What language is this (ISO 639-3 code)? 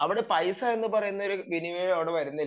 mal